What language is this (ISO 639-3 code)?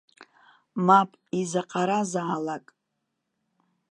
abk